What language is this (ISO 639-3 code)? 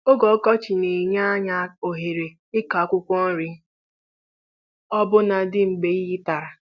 ibo